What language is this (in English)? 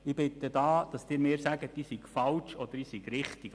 Swiss German